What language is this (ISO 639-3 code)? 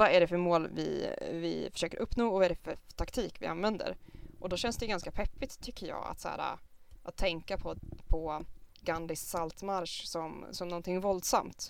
swe